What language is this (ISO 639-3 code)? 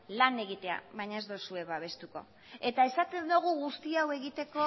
eus